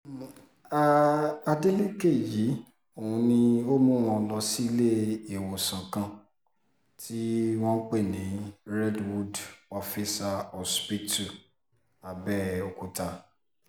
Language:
Yoruba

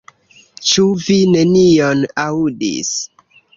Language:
Esperanto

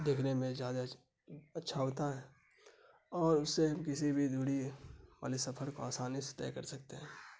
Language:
Urdu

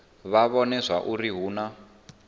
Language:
Venda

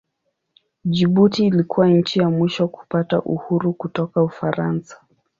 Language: Swahili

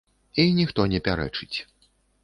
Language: Belarusian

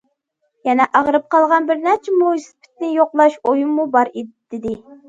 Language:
Uyghur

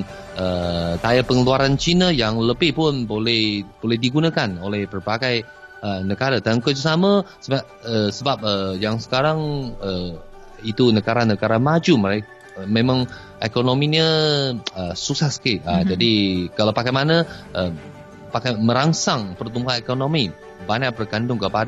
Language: Malay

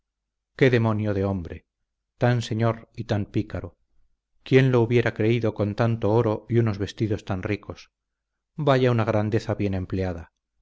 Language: Spanish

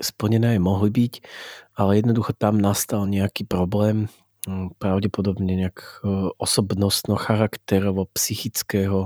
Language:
Slovak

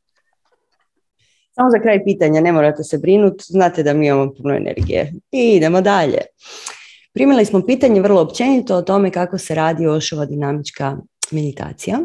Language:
Croatian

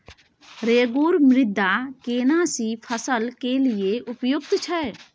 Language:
Maithili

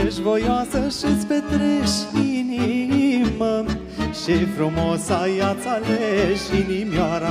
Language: Romanian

